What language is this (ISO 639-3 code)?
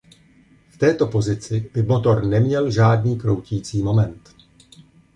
ces